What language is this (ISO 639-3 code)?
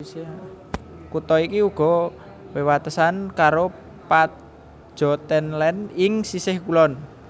jav